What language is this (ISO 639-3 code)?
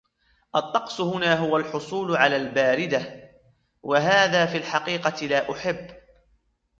ara